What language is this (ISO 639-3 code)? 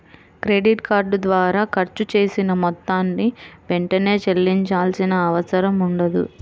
tel